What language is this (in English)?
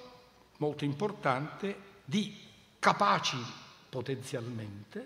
Italian